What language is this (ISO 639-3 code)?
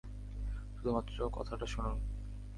ben